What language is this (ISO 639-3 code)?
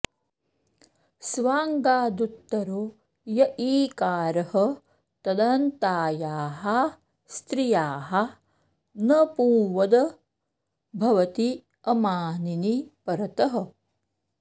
san